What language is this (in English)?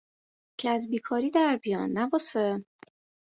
Persian